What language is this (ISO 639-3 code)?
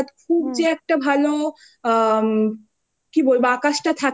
ben